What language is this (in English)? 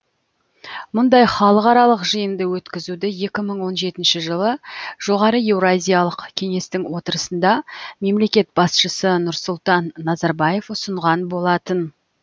Kazakh